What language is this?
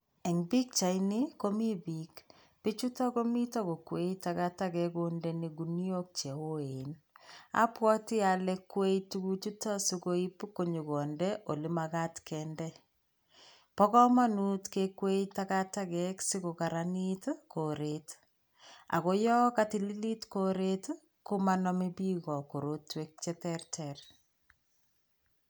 Kalenjin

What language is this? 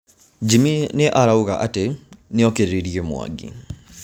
Kikuyu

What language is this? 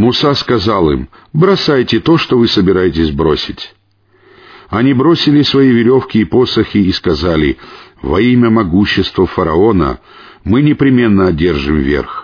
Russian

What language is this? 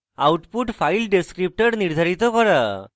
Bangla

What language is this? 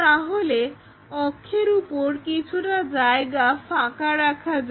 Bangla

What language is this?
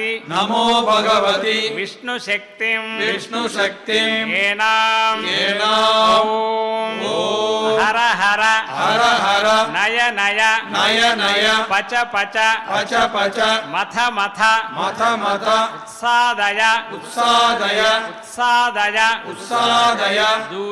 Hindi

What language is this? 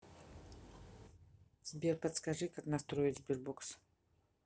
Russian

